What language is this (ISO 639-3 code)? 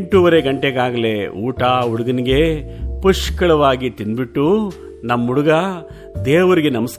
kan